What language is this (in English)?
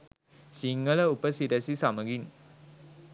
Sinhala